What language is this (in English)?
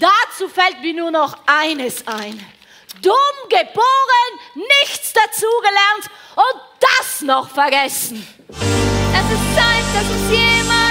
German